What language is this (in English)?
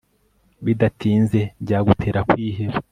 Kinyarwanda